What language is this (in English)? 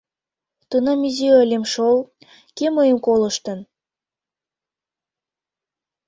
Mari